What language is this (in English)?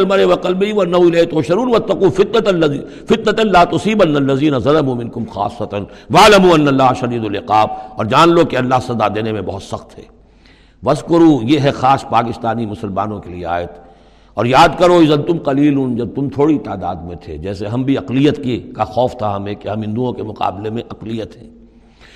Urdu